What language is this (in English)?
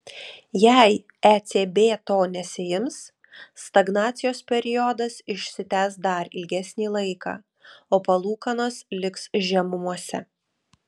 Lithuanian